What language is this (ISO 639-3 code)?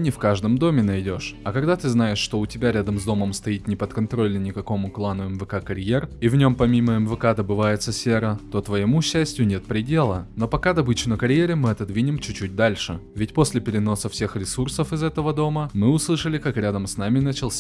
rus